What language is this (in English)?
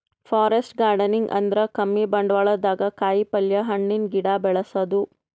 Kannada